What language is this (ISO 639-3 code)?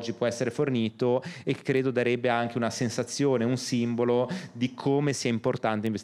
ita